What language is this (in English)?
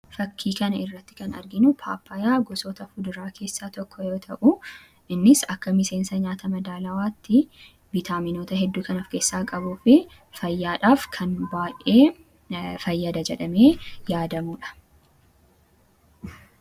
Oromo